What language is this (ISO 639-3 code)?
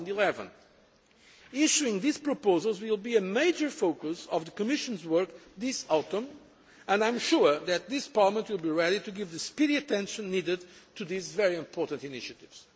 eng